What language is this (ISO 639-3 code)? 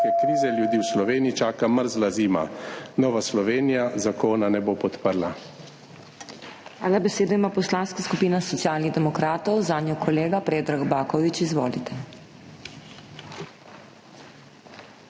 slv